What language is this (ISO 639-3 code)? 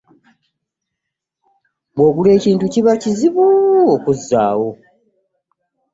lug